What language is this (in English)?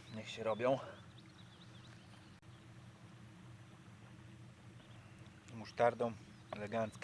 Polish